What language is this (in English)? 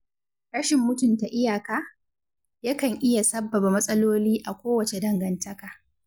Hausa